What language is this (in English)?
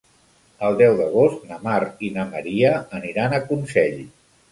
Catalan